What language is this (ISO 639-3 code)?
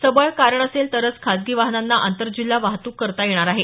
mar